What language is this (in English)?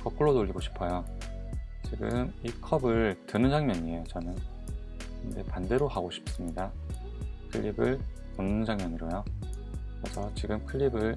Korean